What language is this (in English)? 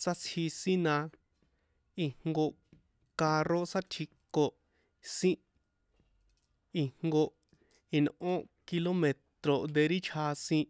San Juan Atzingo Popoloca